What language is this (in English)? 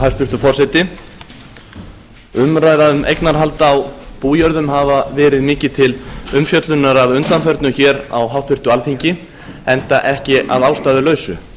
Icelandic